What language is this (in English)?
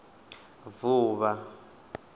Venda